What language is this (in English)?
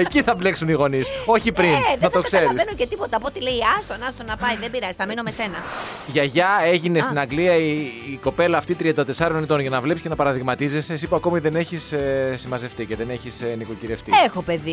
Greek